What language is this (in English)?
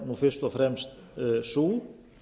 Icelandic